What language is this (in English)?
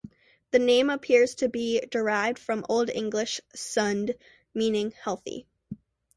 English